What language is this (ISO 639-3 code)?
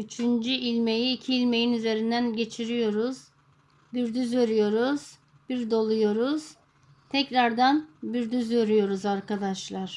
tur